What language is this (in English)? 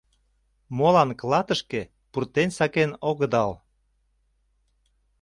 Mari